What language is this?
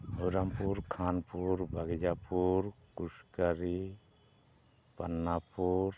Santali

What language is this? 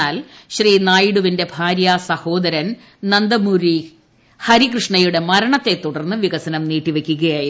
Malayalam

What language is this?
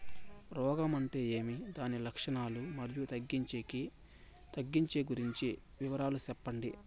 Telugu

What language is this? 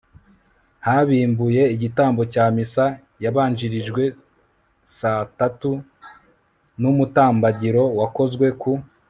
Kinyarwanda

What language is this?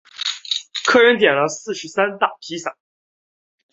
Chinese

